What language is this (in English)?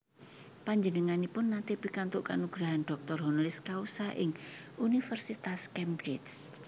Javanese